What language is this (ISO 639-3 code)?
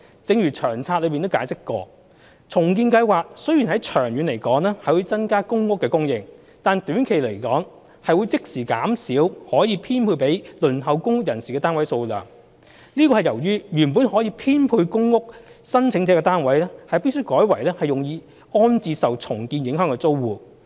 yue